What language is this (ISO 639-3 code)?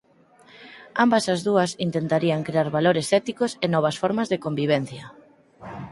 glg